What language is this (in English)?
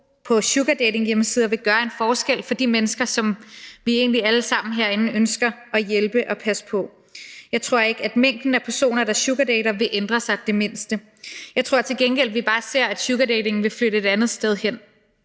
Danish